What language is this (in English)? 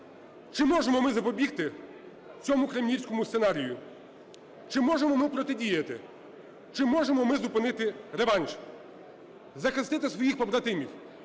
Ukrainian